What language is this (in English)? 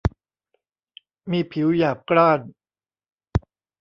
Thai